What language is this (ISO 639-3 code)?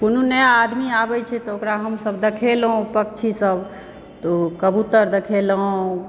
mai